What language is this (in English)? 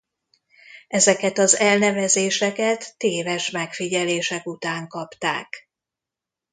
Hungarian